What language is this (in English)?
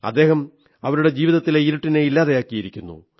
Malayalam